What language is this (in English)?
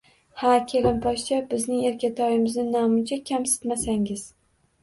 Uzbek